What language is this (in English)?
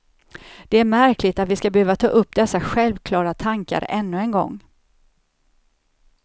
Swedish